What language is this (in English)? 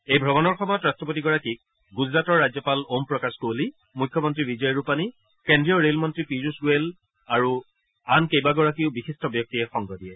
Assamese